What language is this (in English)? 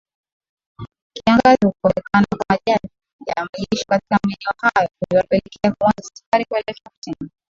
Swahili